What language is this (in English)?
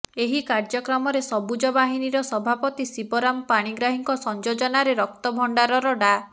Odia